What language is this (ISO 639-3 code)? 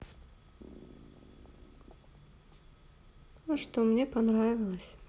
rus